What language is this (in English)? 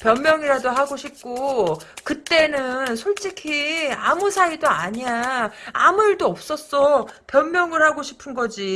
Korean